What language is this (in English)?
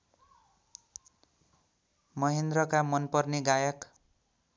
Nepali